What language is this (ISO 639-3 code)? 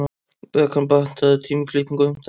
isl